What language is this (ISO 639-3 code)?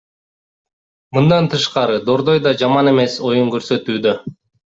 kir